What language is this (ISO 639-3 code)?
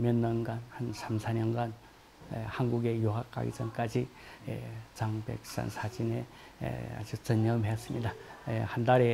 kor